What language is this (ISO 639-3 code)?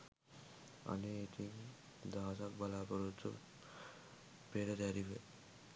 sin